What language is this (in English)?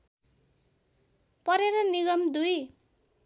Nepali